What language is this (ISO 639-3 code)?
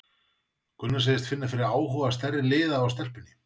isl